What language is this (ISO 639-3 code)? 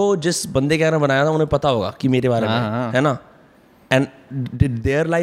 hin